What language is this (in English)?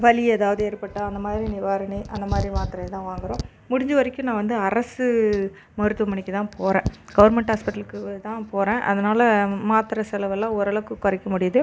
Tamil